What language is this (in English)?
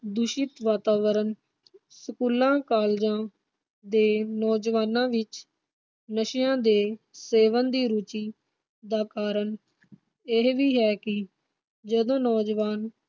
Punjabi